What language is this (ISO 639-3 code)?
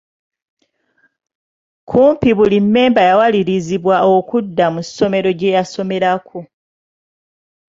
lug